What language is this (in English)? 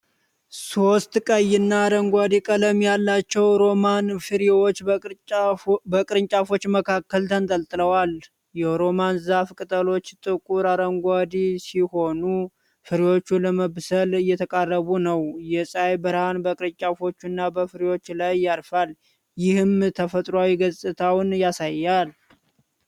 Amharic